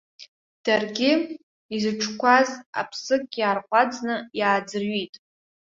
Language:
Abkhazian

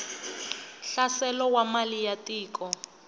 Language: Tsonga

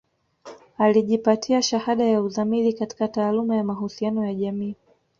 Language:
Swahili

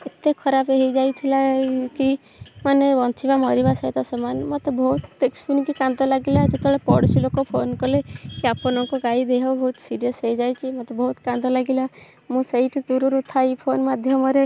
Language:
Odia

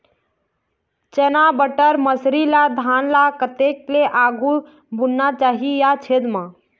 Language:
Chhattisgarhi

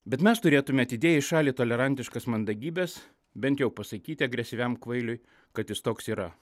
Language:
Lithuanian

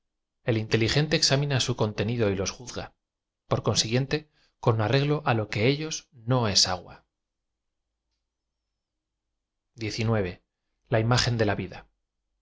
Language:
Spanish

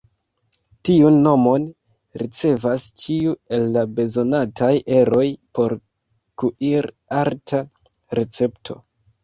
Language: Esperanto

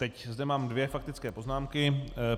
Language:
Czech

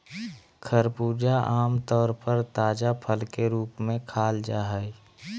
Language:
Magahi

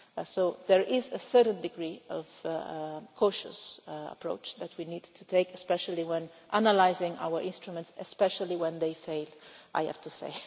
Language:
English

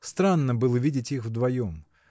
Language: Russian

